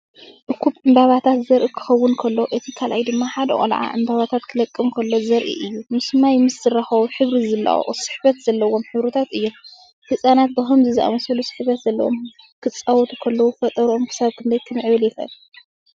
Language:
Tigrinya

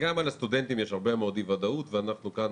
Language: Hebrew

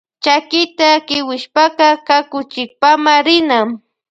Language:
Loja Highland Quichua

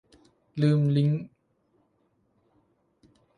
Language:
Thai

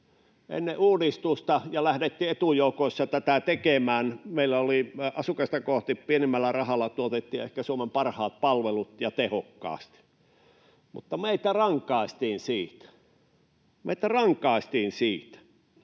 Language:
Finnish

